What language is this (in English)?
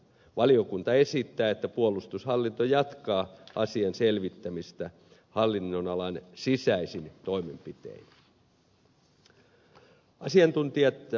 Finnish